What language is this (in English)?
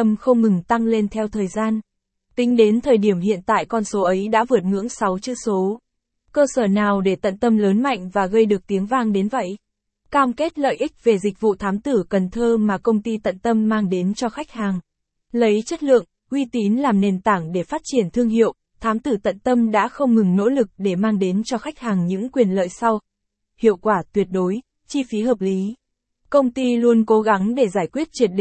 Vietnamese